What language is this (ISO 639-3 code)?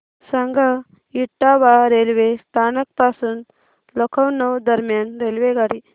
mar